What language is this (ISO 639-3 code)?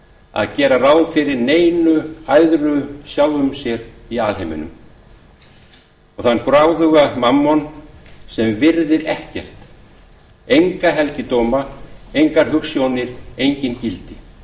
isl